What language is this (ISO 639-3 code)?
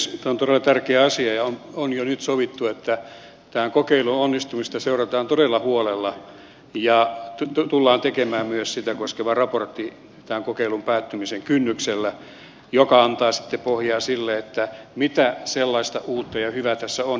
fin